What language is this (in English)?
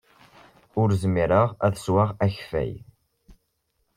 Kabyle